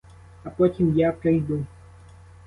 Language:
Ukrainian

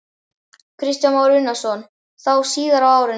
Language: Icelandic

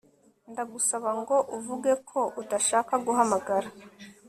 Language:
Kinyarwanda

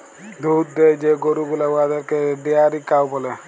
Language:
Bangla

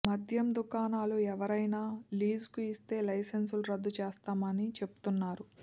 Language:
Telugu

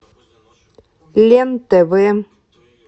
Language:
Russian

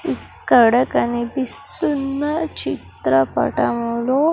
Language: Telugu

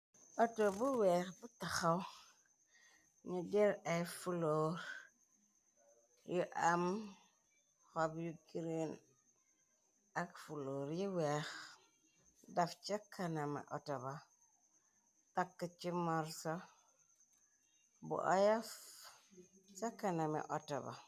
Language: Wolof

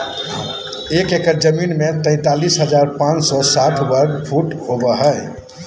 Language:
Magahi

